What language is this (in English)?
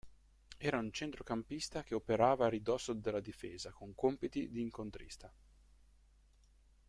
Italian